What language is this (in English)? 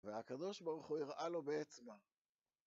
Hebrew